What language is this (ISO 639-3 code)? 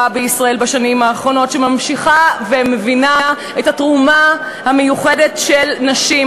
heb